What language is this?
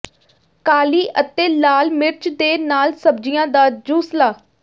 Punjabi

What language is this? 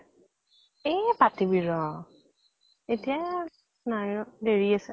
Assamese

